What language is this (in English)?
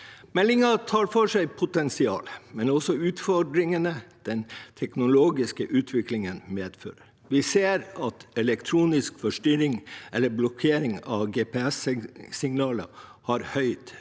Norwegian